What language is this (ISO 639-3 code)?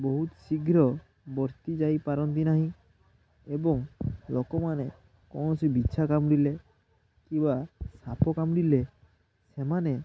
ori